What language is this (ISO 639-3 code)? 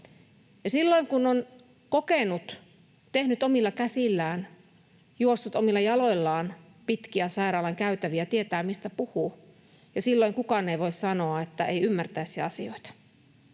fin